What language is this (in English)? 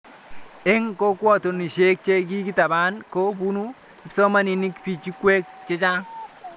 Kalenjin